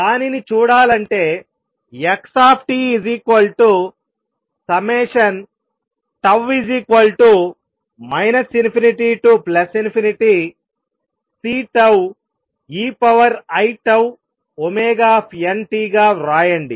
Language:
Telugu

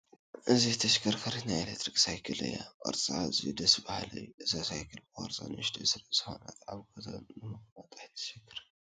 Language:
Tigrinya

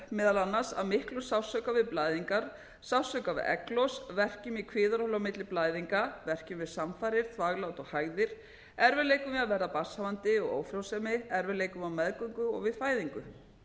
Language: Icelandic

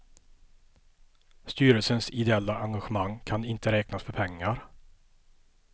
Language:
Swedish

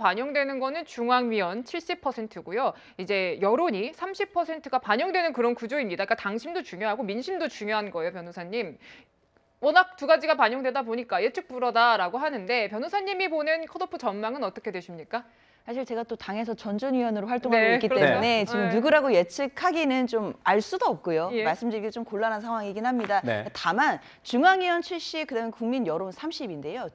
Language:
Korean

